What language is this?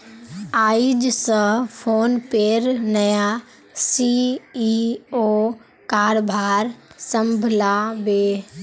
Magahi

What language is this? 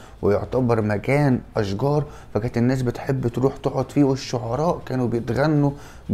Arabic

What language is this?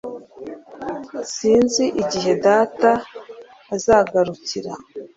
Kinyarwanda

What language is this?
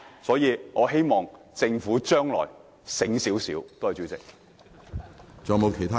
Cantonese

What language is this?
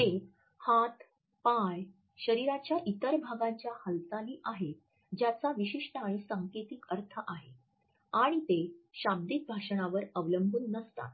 Marathi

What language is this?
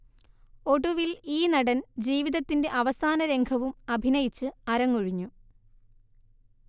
Malayalam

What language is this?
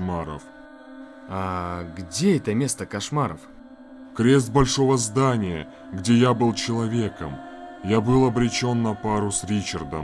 Russian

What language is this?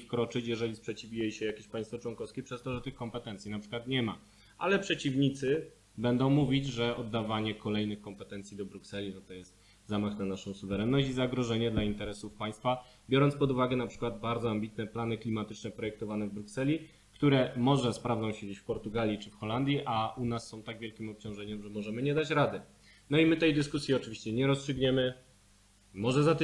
Polish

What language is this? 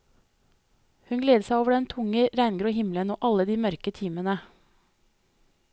Norwegian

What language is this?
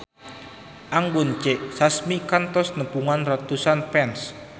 Sundanese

